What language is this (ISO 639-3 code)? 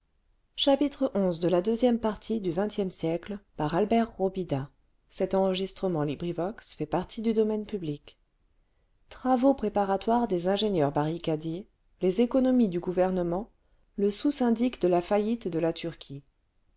fra